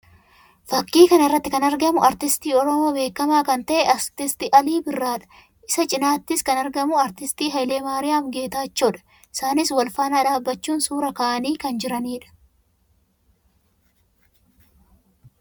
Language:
Oromo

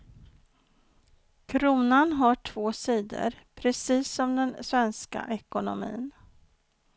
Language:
Swedish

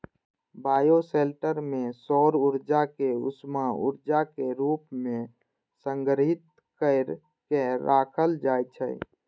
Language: Maithili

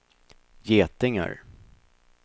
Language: Swedish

